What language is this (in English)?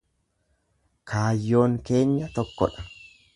Oromo